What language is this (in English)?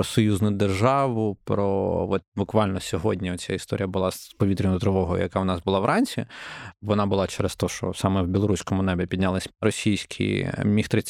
Ukrainian